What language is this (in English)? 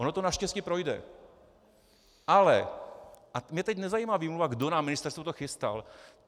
Czech